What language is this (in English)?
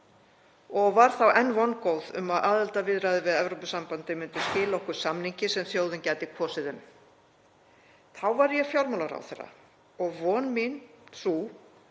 Icelandic